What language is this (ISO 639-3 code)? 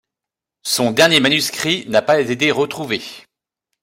fra